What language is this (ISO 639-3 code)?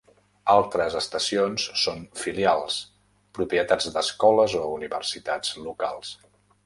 cat